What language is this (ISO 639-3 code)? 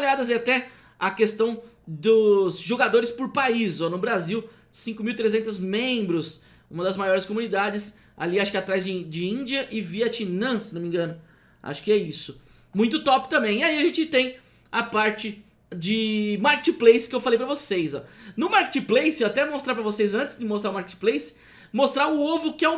por